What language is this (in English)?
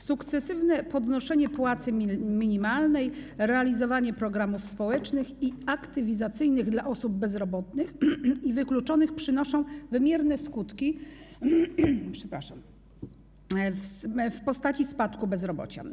Polish